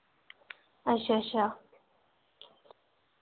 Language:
Dogri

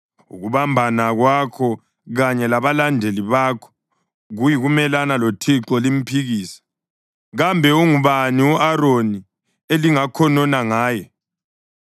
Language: North Ndebele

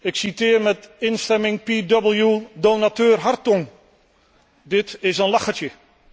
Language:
Dutch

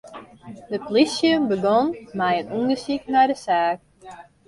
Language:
Western Frisian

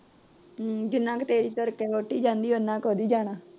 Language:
Punjabi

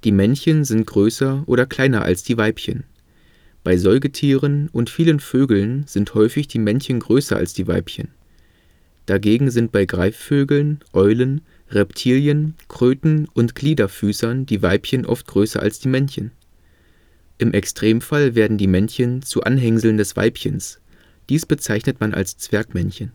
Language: German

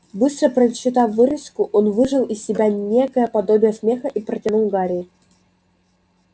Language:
Russian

